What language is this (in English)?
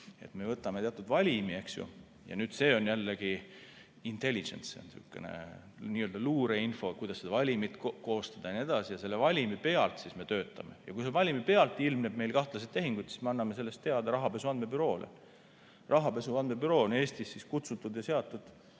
Estonian